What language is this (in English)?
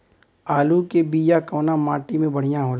Bhojpuri